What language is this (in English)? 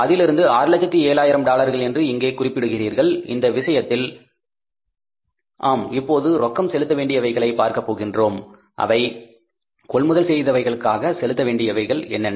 Tamil